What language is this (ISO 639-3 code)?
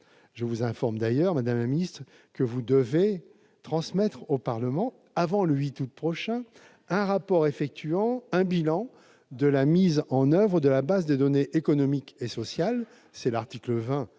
fra